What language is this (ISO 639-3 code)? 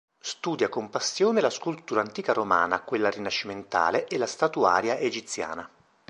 ita